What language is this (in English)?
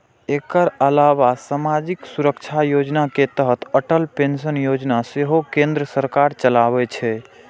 Maithili